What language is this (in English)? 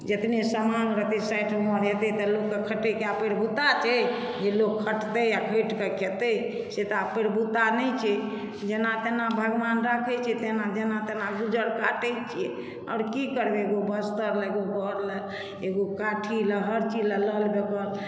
Maithili